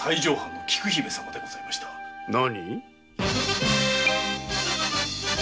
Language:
Japanese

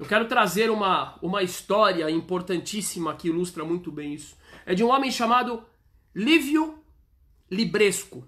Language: Portuguese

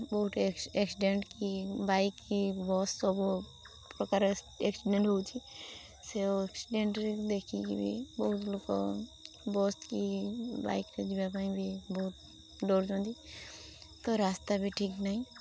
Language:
Odia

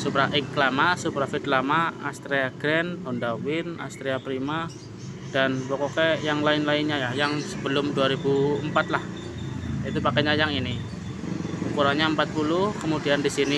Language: Indonesian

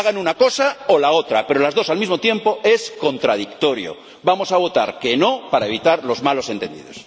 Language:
Spanish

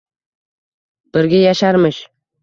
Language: Uzbek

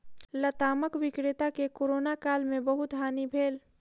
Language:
Maithili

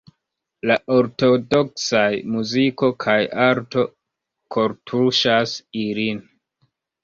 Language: Esperanto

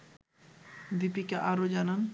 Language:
Bangla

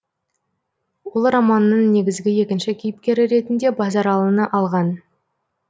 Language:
Kazakh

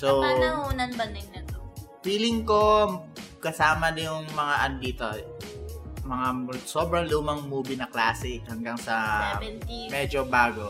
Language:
Filipino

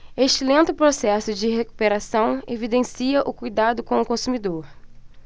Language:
Portuguese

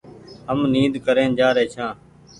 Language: Goaria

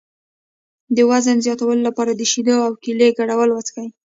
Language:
Pashto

